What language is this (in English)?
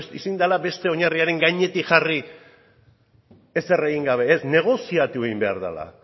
Basque